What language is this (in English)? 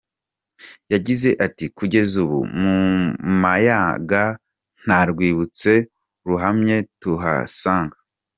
Kinyarwanda